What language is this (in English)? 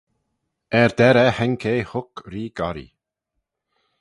Manx